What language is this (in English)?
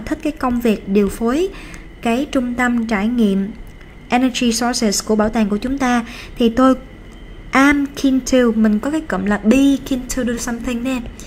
Vietnamese